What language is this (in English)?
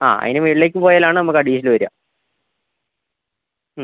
Malayalam